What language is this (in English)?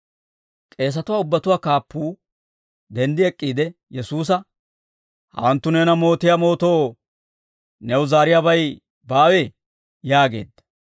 Dawro